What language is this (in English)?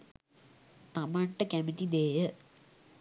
Sinhala